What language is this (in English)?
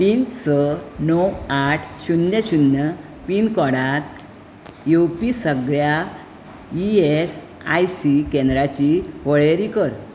Konkani